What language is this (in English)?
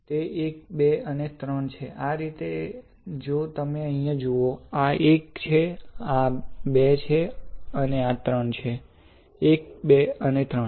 Gujarati